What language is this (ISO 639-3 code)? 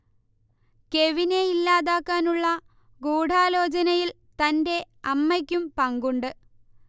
mal